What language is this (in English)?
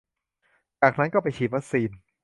Thai